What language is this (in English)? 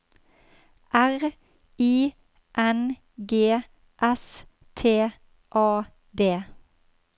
Norwegian